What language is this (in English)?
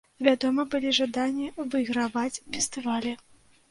Belarusian